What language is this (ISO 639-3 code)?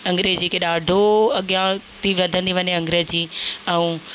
snd